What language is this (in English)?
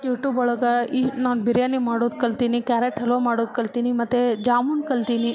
Kannada